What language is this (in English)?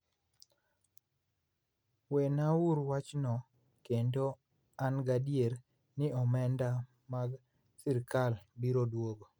Luo (Kenya and Tanzania)